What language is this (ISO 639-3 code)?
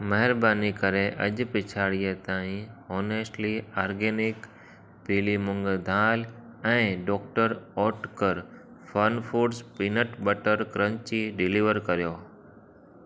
snd